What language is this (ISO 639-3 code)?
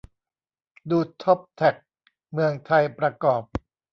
tha